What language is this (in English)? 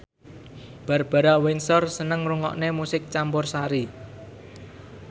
Javanese